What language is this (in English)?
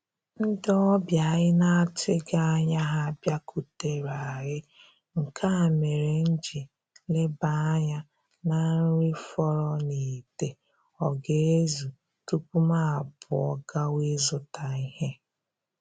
Igbo